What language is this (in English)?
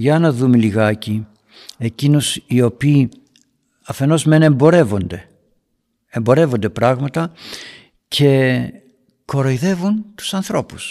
Greek